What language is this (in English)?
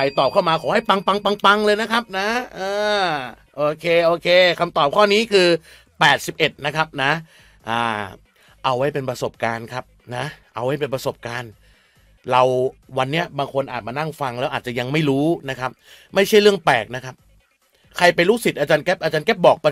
Thai